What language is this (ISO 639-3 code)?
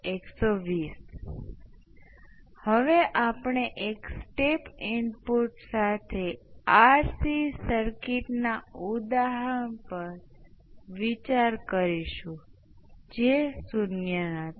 guj